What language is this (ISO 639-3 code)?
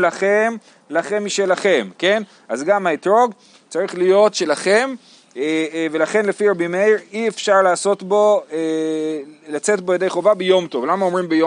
heb